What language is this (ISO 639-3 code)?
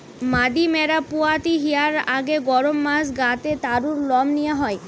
ben